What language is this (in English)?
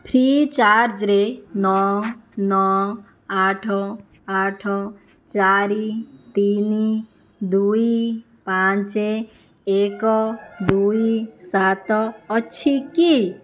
Odia